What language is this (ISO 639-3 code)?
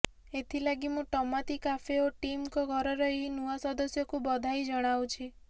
ori